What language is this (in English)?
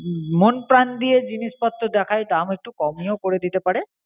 Bangla